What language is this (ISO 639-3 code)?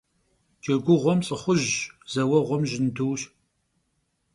kbd